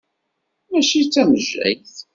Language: Kabyle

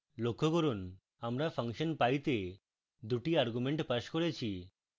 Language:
Bangla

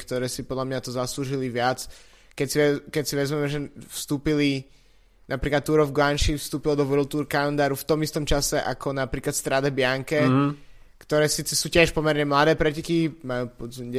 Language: Slovak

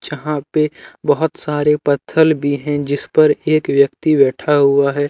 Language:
Hindi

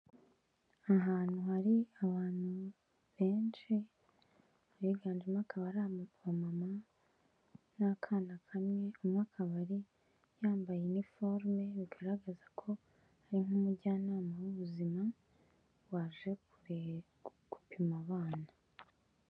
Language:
Kinyarwanda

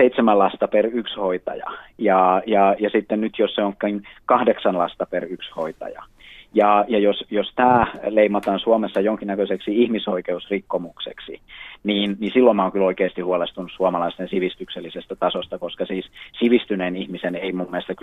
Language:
Finnish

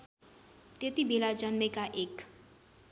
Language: Nepali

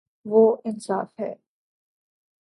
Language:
Urdu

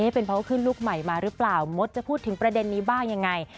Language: Thai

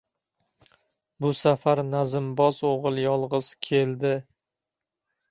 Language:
Uzbek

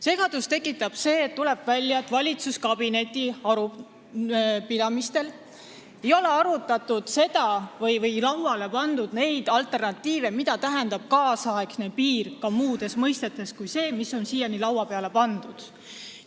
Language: Estonian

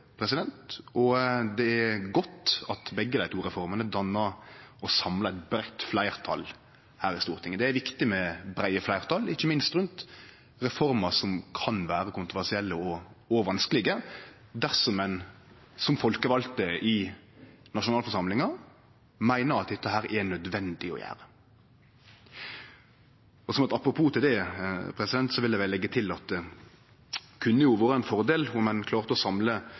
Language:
Norwegian Nynorsk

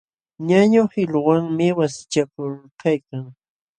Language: Jauja Wanca Quechua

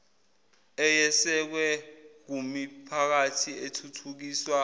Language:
Zulu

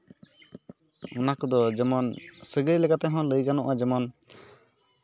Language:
Santali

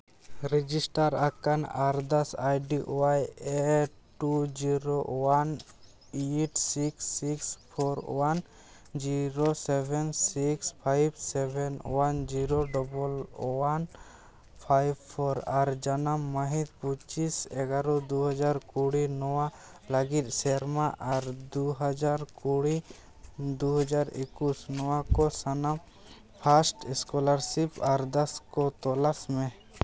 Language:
Santali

